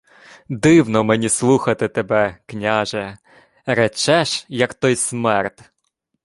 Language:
Ukrainian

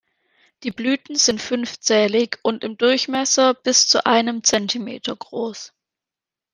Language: German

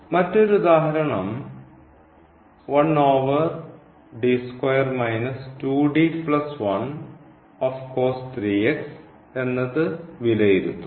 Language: Malayalam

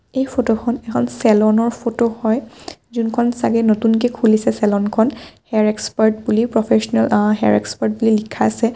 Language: Assamese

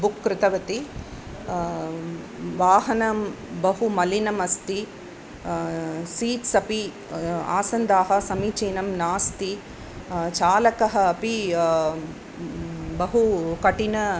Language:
Sanskrit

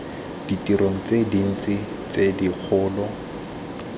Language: Tswana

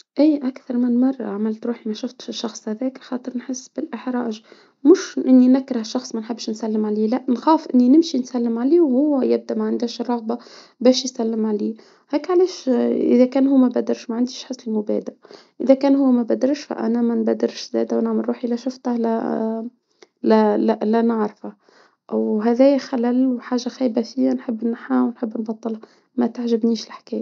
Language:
Tunisian Arabic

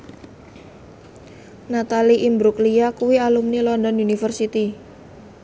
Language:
Javanese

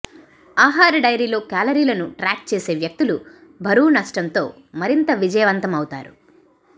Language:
Telugu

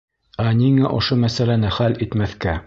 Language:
Bashkir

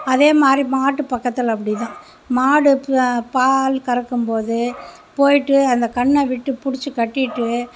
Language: Tamil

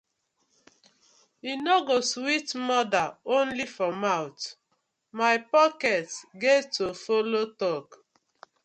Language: Nigerian Pidgin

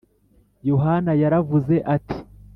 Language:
Kinyarwanda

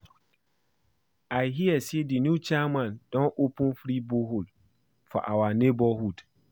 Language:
Nigerian Pidgin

